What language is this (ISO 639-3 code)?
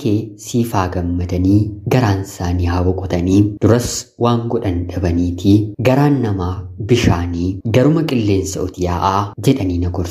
ara